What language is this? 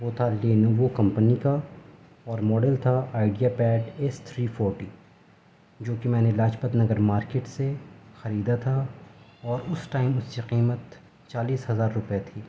Urdu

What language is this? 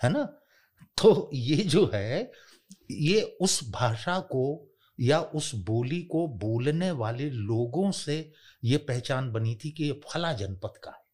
Hindi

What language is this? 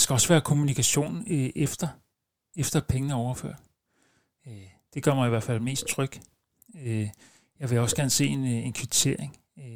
Danish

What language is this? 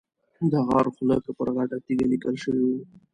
Pashto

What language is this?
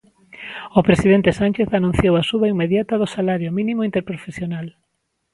Galician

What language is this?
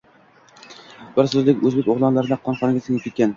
Uzbek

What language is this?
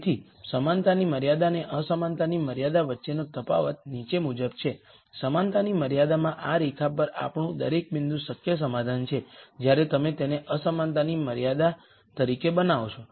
Gujarati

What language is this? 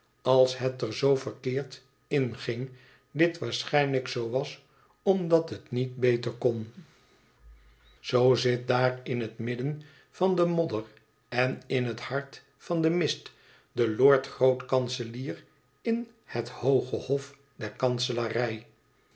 Dutch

